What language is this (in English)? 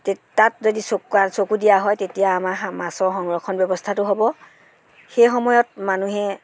Assamese